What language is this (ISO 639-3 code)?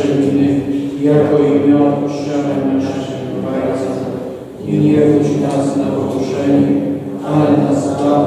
pol